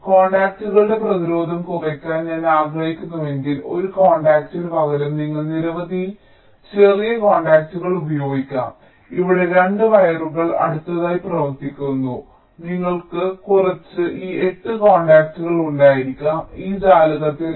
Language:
Malayalam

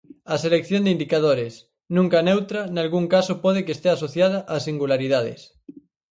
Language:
Galician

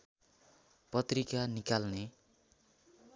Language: Nepali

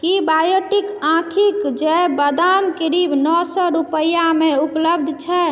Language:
Maithili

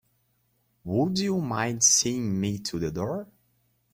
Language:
English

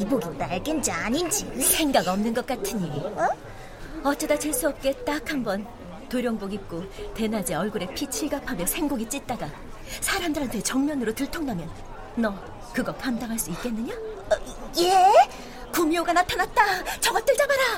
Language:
Korean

